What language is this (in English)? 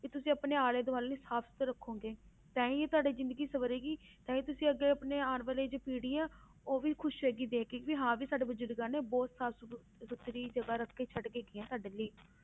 Punjabi